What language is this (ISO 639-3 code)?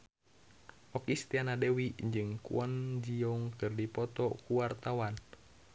sun